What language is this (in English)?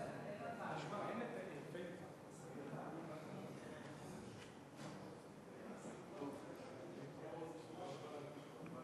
Hebrew